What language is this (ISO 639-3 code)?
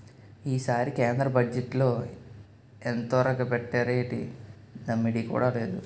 tel